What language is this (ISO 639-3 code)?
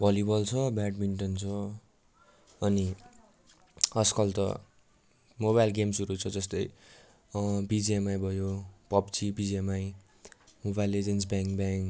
nep